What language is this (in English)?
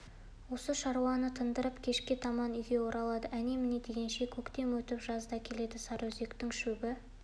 Kazakh